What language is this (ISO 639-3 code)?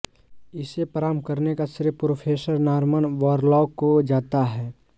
hin